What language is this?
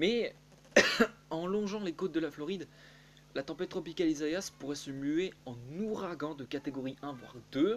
French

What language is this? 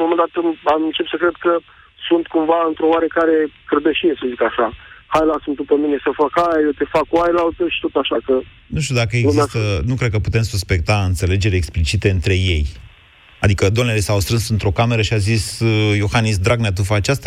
Romanian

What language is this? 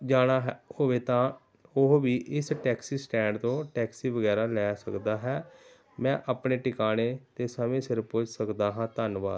Punjabi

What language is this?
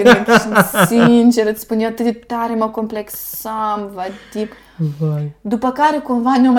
Romanian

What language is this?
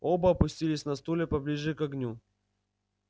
Russian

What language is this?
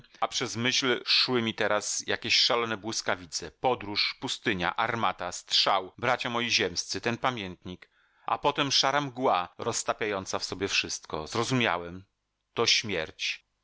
Polish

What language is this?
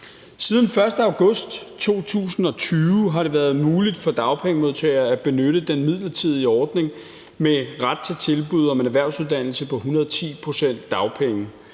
Danish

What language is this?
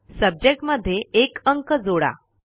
Marathi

